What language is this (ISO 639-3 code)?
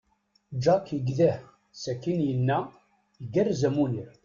kab